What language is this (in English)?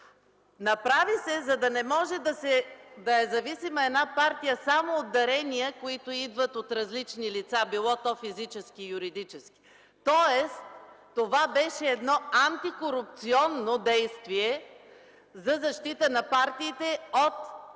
Bulgarian